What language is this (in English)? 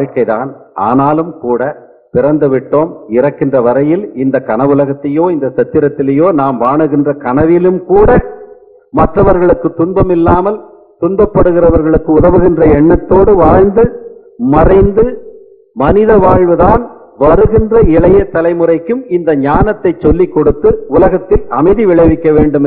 Latvian